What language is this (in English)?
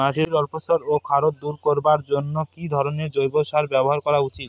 Bangla